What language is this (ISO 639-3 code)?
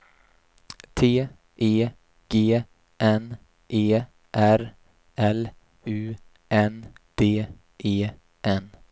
swe